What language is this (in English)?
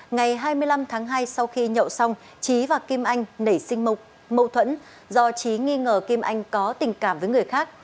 Vietnamese